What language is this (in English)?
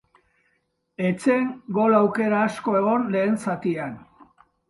Basque